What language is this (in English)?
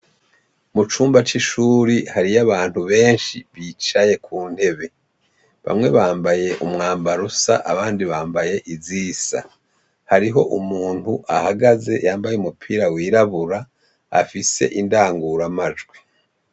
Rundi